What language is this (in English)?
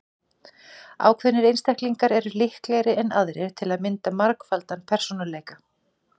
Icelandic